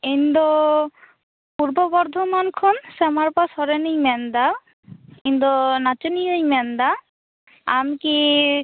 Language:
Santali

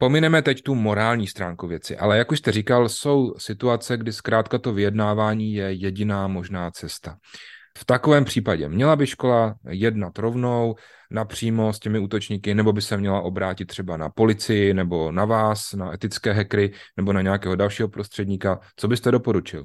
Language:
Czech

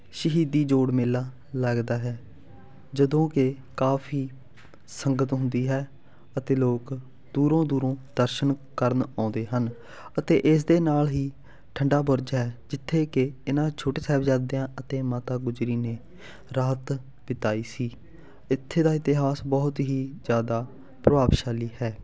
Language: Punjabi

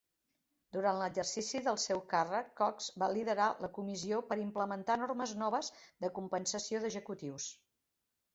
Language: Catalan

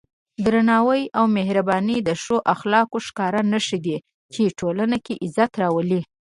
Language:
Pashto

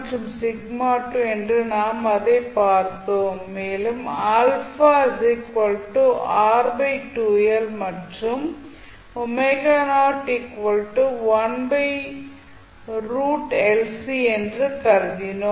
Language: Tamil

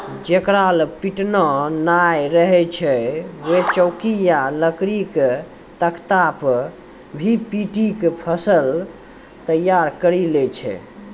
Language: Maithili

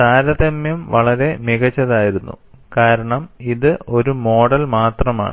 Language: Malayalam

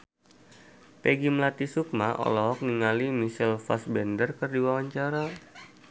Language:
Sundanese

